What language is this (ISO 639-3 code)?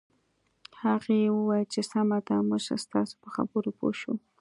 pus